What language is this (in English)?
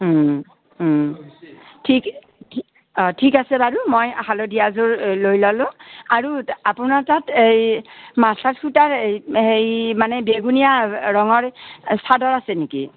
Assamese